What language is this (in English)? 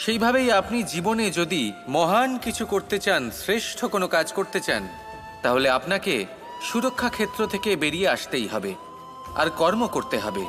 Bangla